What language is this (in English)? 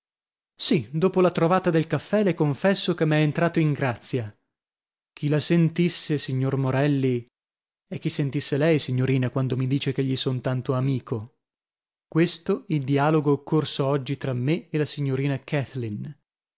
Italian